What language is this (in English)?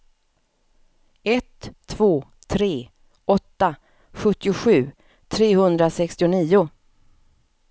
Swedish